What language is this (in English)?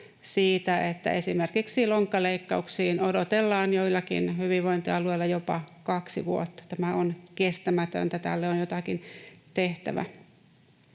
Finnish